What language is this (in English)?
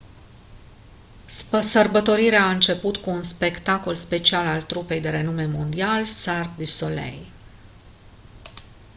Romanian